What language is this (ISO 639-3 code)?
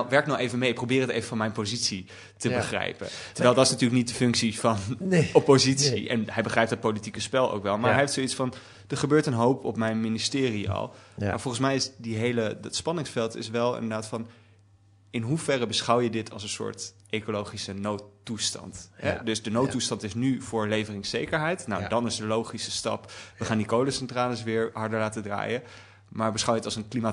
nld